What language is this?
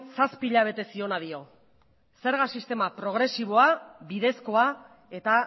Basque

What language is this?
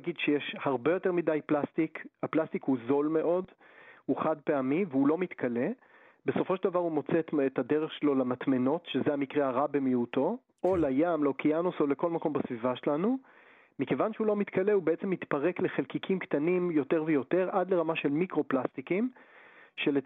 Hebrew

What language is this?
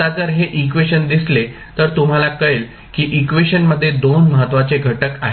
Marathi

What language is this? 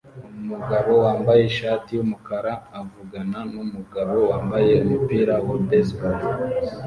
Kinyarwanda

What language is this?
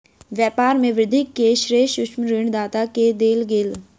Maithili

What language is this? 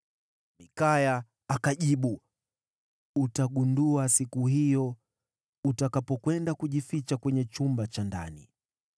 Swahili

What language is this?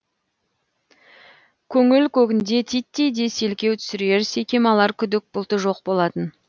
Kazakh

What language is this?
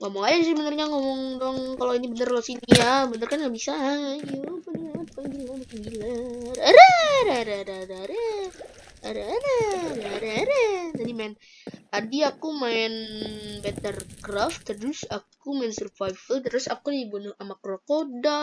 Indonesian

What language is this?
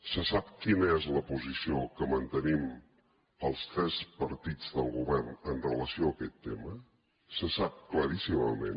Catalan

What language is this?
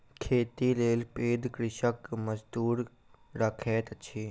Maithili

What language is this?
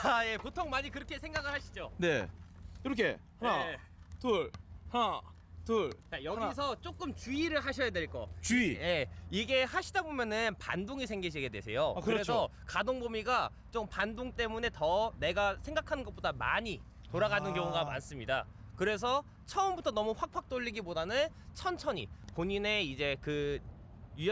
Korean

